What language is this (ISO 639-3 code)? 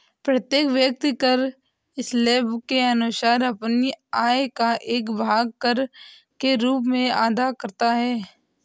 hin